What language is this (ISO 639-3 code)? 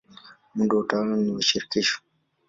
swa